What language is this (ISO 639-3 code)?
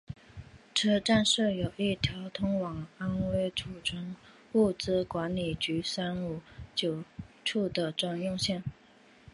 zho